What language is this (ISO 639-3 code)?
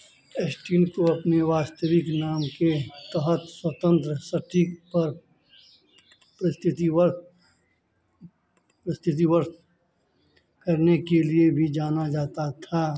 hin